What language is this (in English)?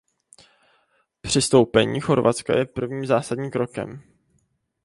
Czech